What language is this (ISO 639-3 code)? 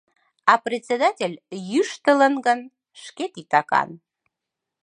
chm